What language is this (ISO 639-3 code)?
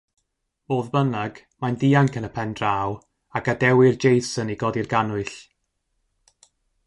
cym